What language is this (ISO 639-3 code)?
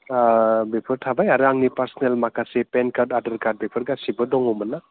brx